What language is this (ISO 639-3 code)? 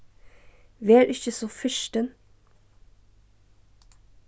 fao